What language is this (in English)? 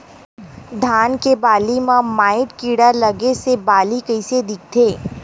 Chhattisgarhi